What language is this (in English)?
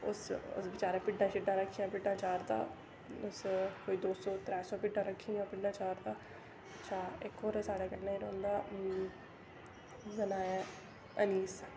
Dogri